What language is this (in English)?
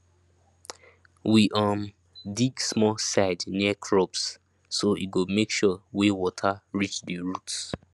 Nigerian Pidgin